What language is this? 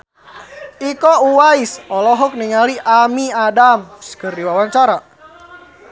Sundanese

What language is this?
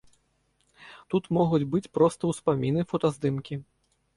Belarusian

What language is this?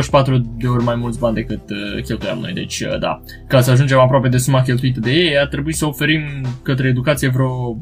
Romanian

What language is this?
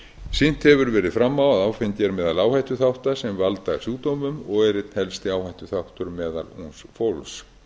Icelandic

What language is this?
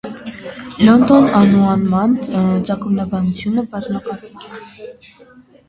Armenian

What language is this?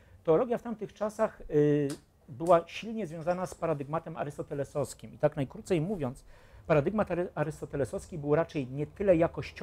Polish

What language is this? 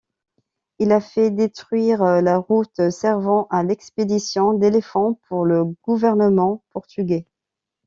French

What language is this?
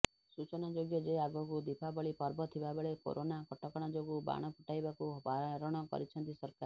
Odia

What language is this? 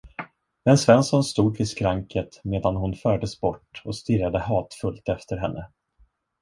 Swedish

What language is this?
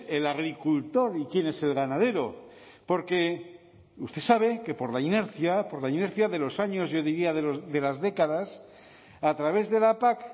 Spanish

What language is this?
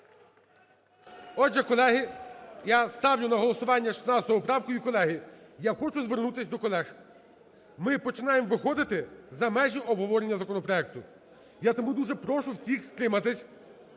Ukrainian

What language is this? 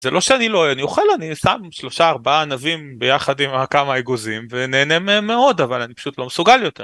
Hebrew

